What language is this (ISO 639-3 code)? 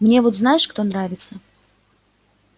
rus